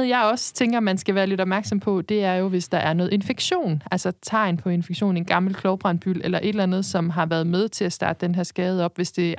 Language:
Danish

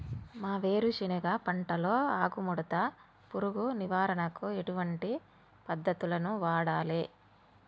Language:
Telugu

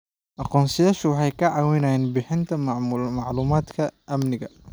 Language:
Somali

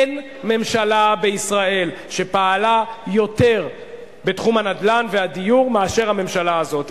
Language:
Hebrew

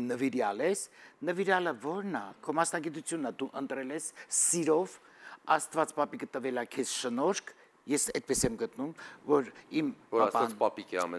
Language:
Romanian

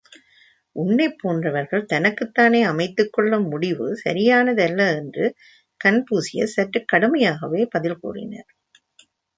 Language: Tamil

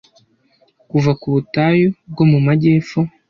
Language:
Kinyarwanda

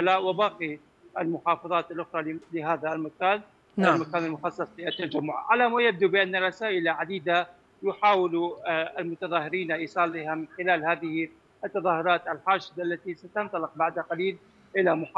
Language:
Arabic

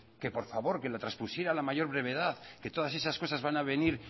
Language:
Spanish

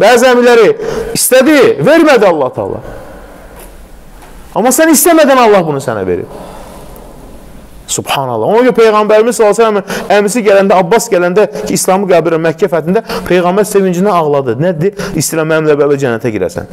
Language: Turkish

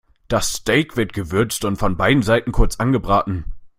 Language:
German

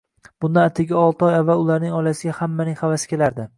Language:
Uzbek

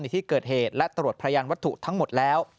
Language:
Thai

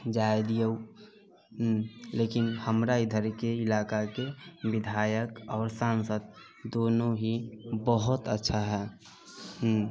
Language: Maithili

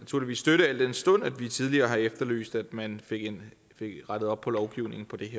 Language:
Danish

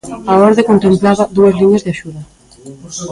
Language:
Galician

